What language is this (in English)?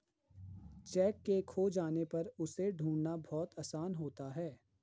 Hindi